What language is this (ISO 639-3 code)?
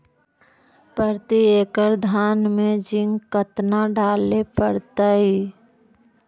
mag